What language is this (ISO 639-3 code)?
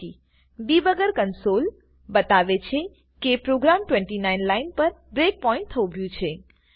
guj